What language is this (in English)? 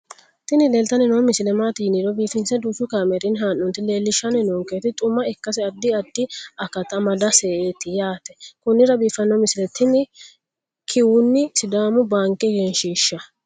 Sidamo